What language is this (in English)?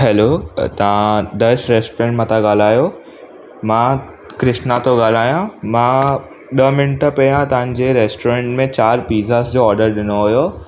Sindhi